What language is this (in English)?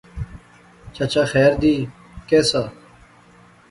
Pahari-Potwari